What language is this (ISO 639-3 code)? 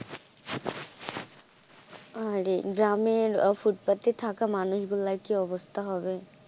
ben